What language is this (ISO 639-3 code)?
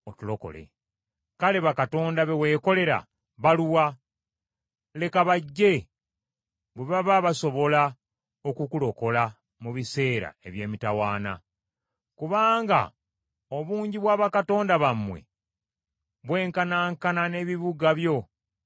lug